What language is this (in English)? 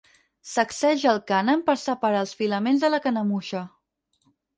Catalan